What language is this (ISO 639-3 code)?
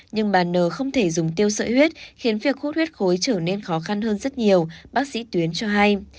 vie